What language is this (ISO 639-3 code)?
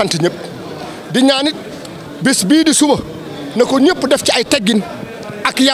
fra